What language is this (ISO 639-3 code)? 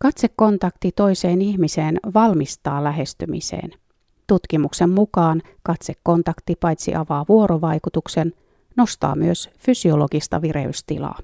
fin